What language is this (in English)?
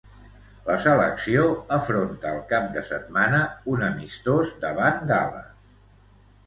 Catalan